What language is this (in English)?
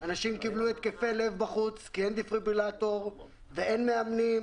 Hebrew